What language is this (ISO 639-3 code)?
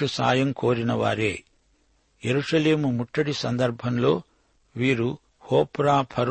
tel